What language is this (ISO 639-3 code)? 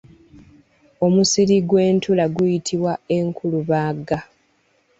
lug